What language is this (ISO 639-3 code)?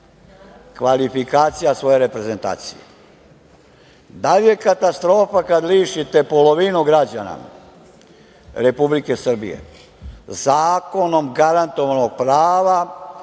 srp